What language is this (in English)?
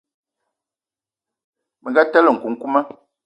Eton (Cameroon)